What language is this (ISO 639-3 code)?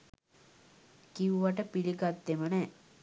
sin